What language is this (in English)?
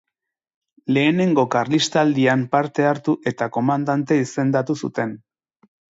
Basque